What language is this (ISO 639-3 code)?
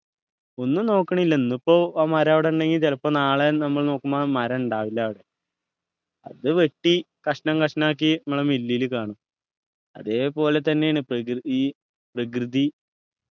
mal